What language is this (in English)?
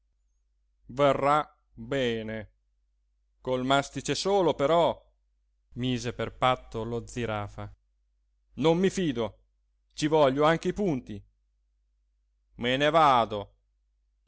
Italian